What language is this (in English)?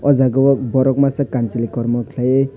Kok Borok